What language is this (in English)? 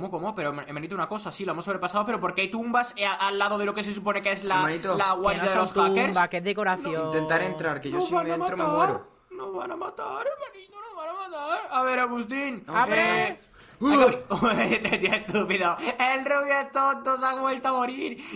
Spanish